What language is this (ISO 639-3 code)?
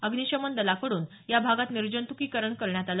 mar